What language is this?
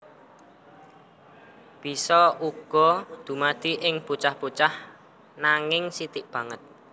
Javanese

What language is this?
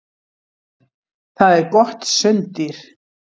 Icelandic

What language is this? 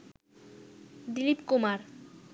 Bangla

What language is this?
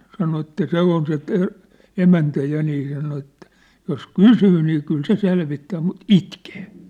Finnish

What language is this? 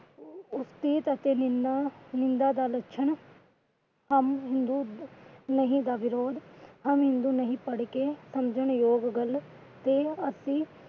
Punjabi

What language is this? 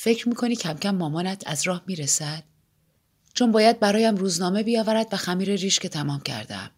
Persian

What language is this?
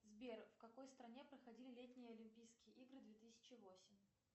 Russian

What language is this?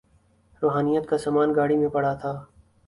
Urdu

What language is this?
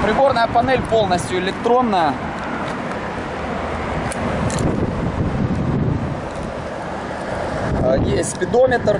Russian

